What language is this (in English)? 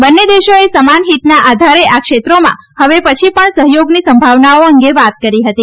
Gujarati